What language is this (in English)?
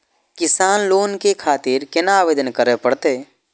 Maithili